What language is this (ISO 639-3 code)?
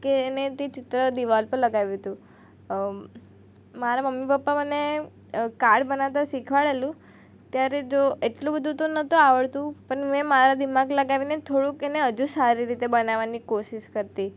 guj